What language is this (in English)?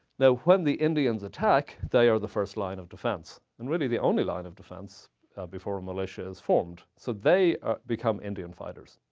English